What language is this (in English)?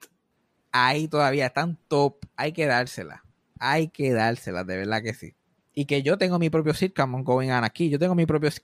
Spanish